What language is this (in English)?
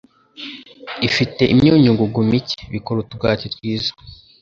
Kinyarwanda